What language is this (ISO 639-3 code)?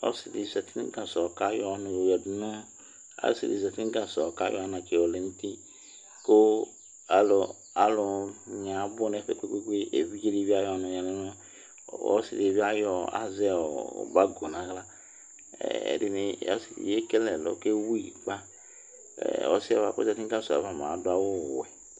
kpo